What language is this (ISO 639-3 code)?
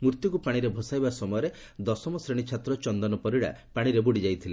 ori